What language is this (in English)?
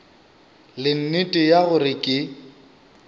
Northern Sotho